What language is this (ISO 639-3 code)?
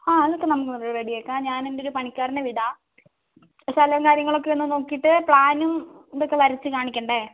mal